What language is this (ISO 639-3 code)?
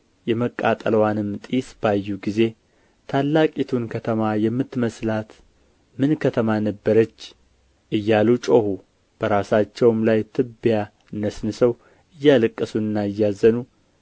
amh